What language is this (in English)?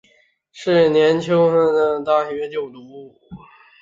Chinese